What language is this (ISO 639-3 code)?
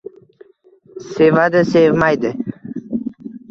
uzb